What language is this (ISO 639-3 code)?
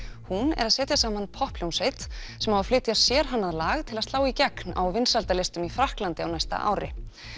isl